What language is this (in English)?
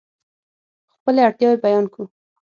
Pashto